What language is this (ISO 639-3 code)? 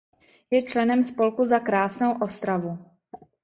ces